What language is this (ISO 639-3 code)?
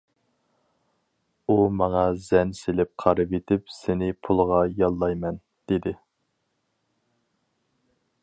uig